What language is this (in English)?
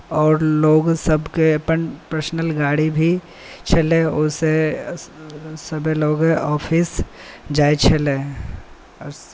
Maithili